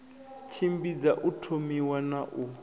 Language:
Venda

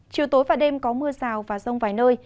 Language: Vietnamese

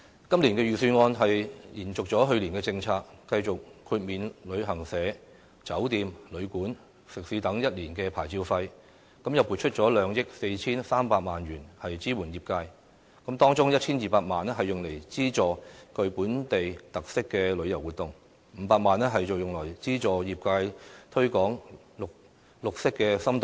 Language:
Cantonese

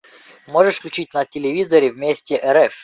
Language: Russian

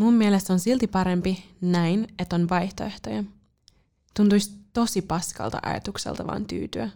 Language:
Finnish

